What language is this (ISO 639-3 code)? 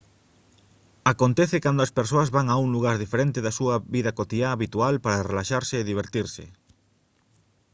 glg